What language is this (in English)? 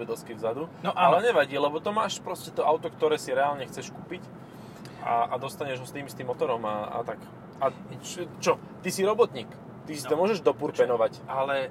Slovak